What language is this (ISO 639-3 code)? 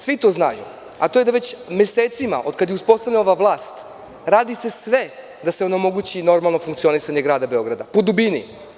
srp